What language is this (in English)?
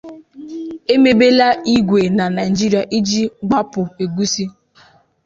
Igbo